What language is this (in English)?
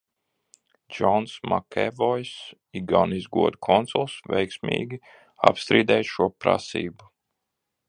Latvian